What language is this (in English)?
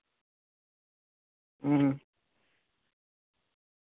Santali